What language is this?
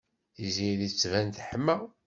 Kabyle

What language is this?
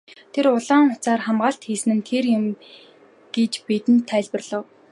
Mongolian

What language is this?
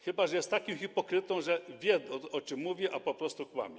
Polish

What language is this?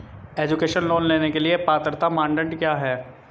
Hindi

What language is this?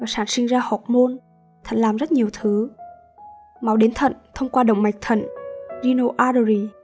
Vietnamese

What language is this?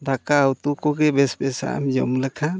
Santali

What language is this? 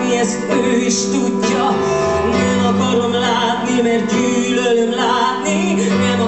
Greek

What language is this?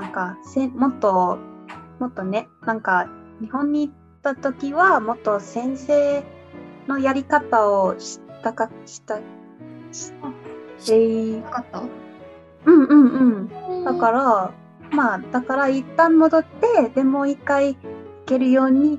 Japanese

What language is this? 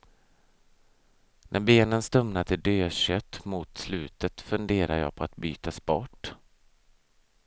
Swedish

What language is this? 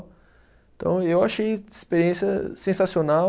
Portuguese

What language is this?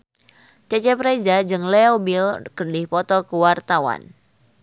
Sundanese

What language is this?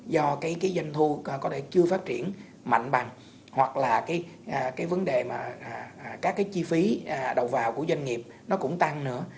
Vietnamese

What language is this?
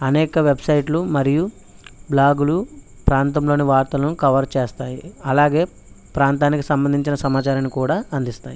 Telugu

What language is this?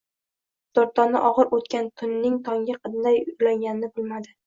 Uzbek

